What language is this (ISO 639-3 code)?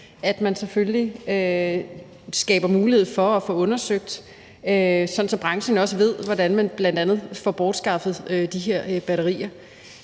dan